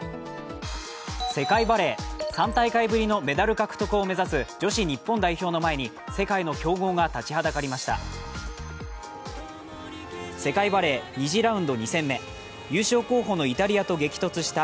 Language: Japanese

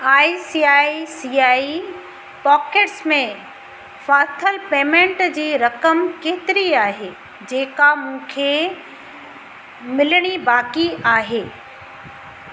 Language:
Sindhi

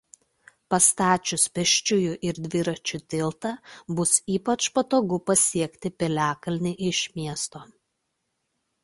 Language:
Lithuanian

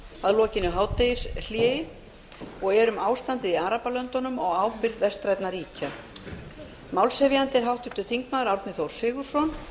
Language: Icelandic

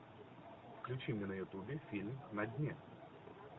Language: Russian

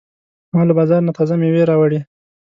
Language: Pashto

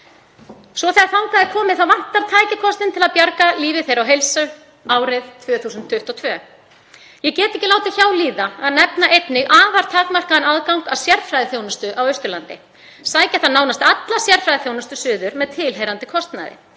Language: Icelandic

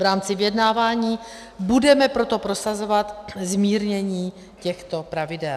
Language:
Czech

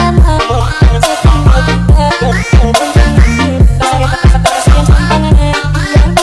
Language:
Indonesian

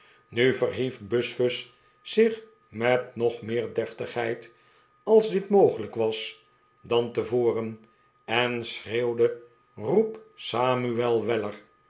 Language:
Dutch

